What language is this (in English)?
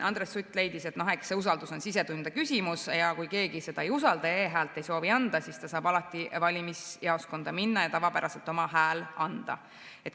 Estonian